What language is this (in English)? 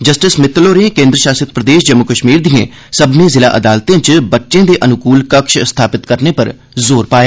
Dogri